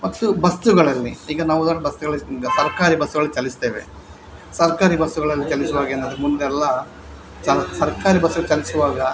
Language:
Kannada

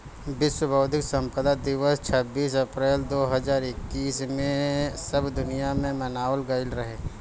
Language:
Bhojpuri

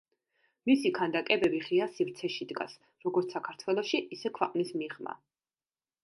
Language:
Georgian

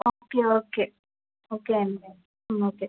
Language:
Telugu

